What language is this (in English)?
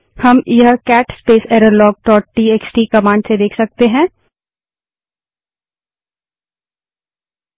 Hindi